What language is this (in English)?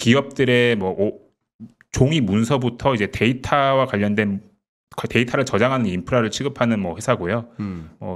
Korean